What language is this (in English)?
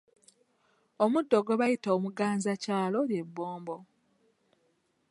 Ganda